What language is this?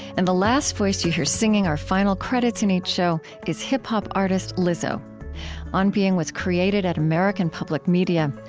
English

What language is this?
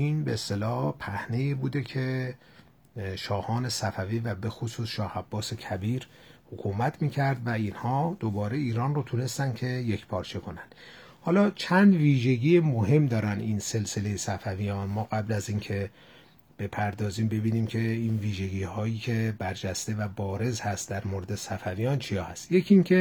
Persian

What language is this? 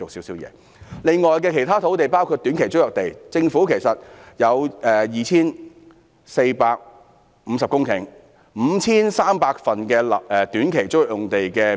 Cantonese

